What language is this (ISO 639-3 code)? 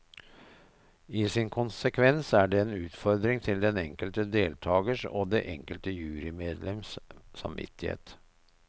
nor